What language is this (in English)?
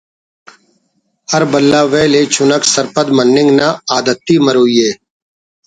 Brahui